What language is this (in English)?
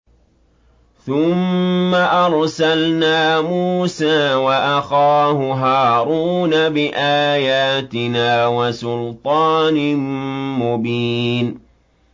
Arabic